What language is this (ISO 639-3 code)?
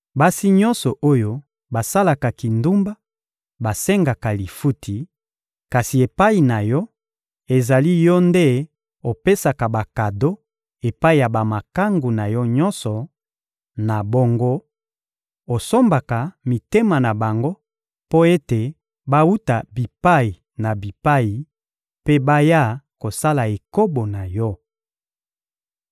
lin